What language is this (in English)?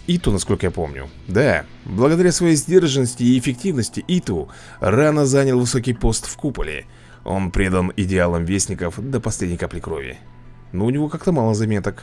Russian